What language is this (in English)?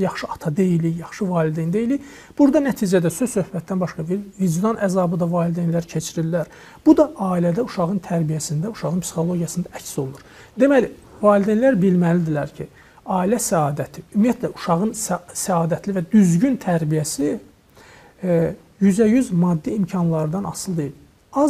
Turkish